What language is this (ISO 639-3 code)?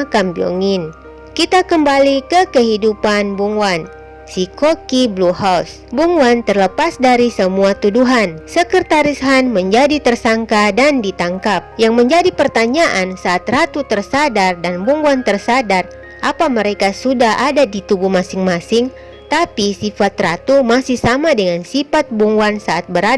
ind